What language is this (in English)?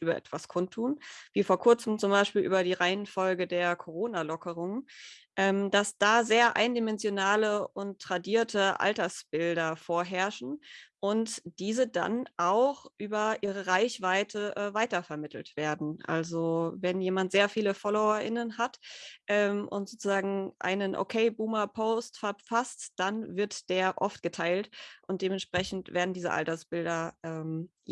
German